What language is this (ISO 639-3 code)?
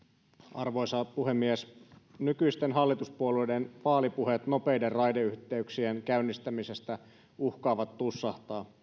fin